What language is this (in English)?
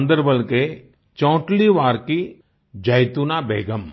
Hindi